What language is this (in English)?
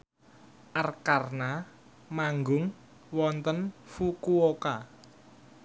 Javanese